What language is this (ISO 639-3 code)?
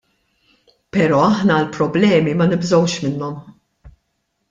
mlt